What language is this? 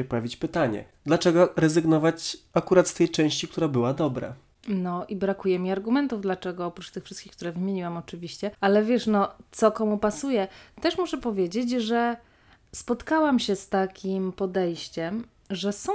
Polish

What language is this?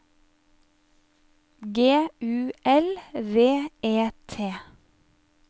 Norwegian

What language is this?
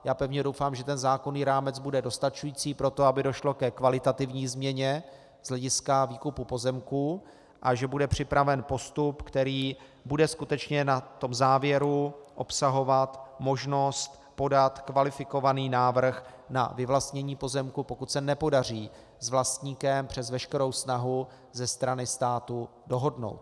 Czech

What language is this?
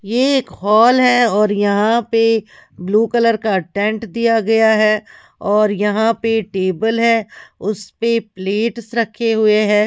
Hindi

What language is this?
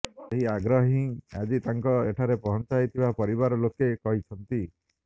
Odia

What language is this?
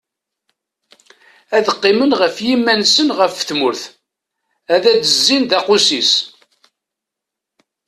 Kabyle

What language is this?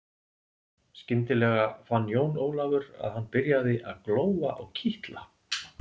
Icelandic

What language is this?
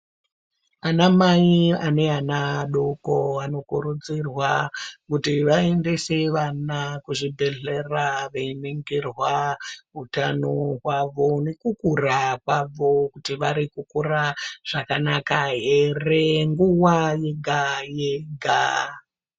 Ndau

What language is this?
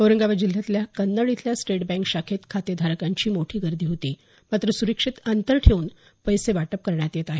Marathi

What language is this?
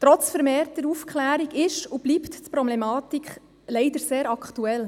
Swiss German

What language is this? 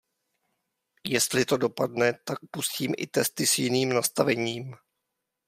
Czech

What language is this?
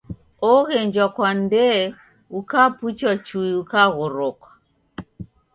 Taita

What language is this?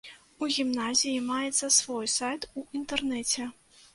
Belarusian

